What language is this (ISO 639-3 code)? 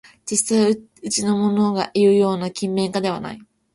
jpn